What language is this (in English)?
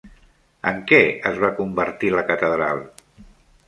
Catalan